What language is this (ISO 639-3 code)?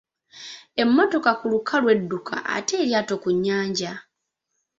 lug